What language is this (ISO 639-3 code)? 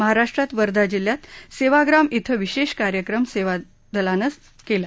mar